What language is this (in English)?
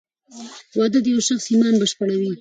Pashto